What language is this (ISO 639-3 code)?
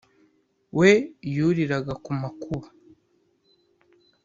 kin